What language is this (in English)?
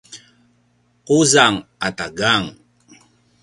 Paiwan